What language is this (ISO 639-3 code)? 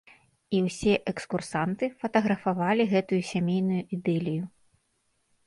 bel